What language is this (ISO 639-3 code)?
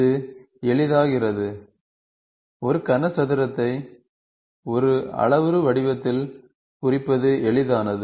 tam